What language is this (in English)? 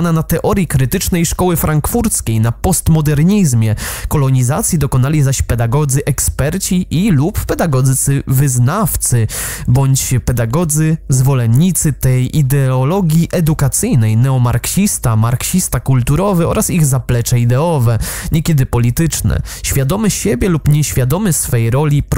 Polish